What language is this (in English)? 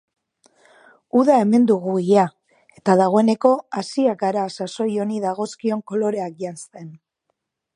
Basque